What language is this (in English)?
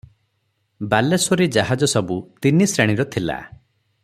Odia